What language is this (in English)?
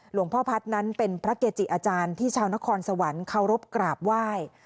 Thai